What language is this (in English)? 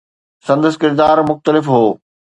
Sindhi